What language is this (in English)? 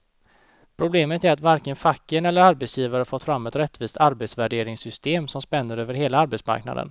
Swedish